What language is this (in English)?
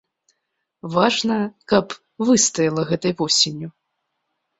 Belarusian